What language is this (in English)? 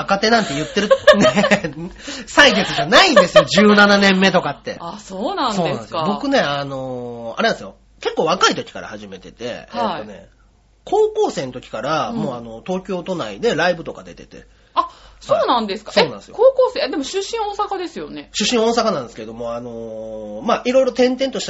Japanese